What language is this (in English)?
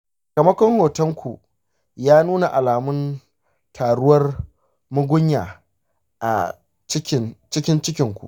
Hausa